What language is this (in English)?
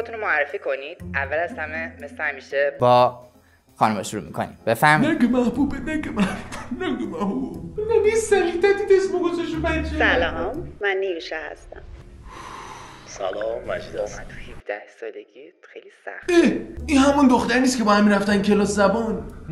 Persian